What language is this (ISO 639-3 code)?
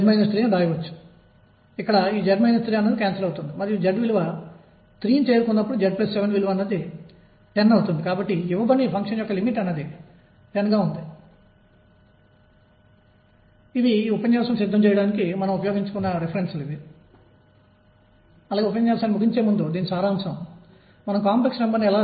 tel